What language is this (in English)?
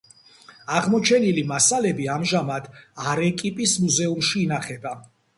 Georgian